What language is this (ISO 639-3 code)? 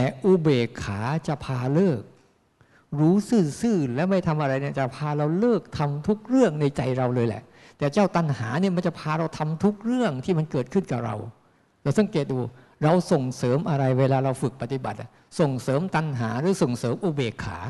tha